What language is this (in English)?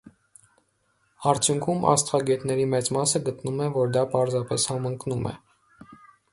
Armenian